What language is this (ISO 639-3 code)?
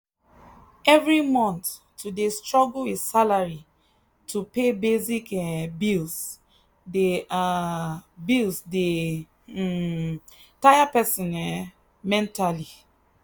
pcm